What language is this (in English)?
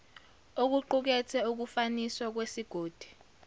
Zulu